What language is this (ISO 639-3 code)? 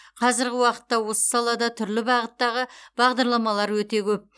kaz